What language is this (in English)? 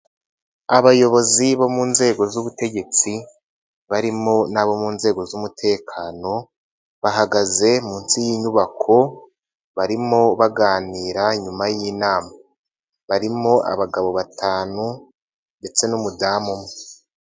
Kinyarwanda